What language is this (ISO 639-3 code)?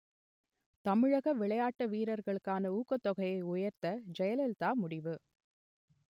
tam